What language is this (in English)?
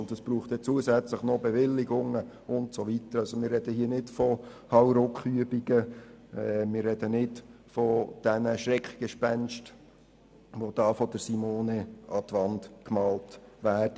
Swiss German